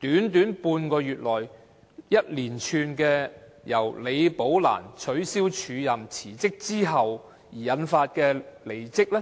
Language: Cantonese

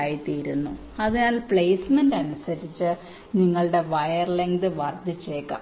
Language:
Malayalam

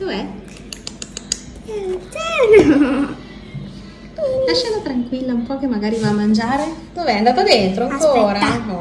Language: Italian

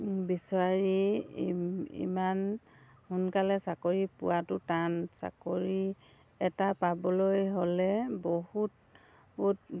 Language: Assamese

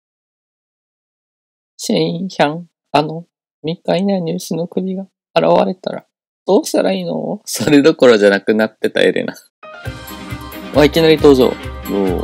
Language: Japanese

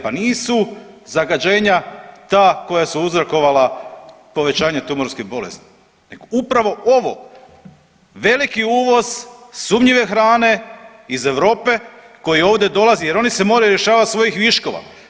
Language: Croatian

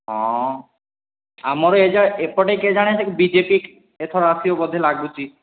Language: Odia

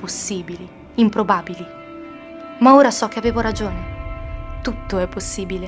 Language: Italian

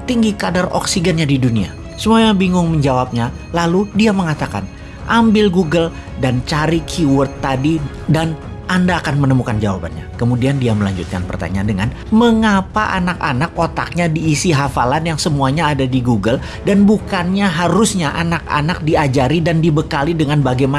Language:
Indonesian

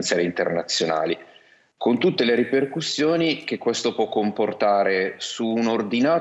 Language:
Italian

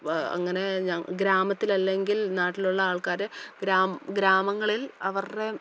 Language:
Malayalam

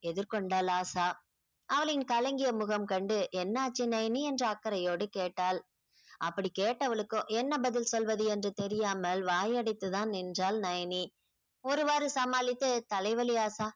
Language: Tamil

